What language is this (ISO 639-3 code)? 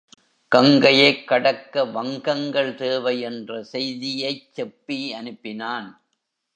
tam